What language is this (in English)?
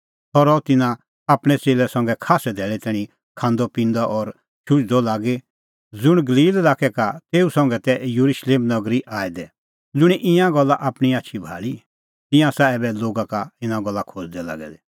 Kullu Pahari